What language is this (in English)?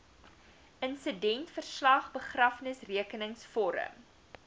Afrikaans